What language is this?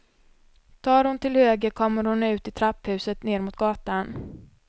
Swedish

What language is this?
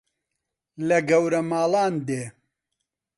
Central Kurdish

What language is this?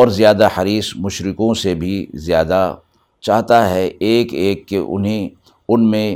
Urdu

